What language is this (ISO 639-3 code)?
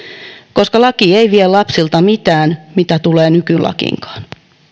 fin